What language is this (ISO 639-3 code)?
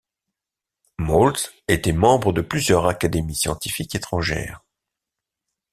fra